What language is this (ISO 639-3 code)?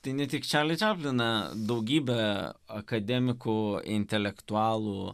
lit